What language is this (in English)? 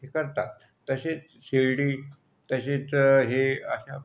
Marathi